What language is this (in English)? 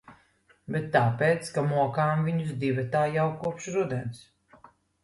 Latvian